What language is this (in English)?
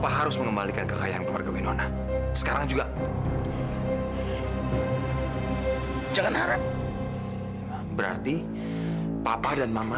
Indonesian